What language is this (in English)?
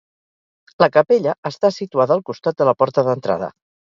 Catalan